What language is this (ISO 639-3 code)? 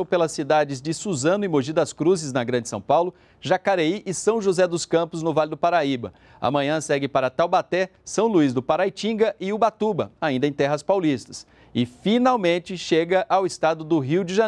por